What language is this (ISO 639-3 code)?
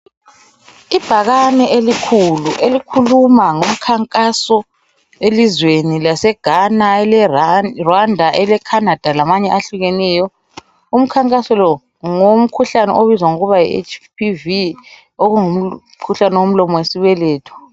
nde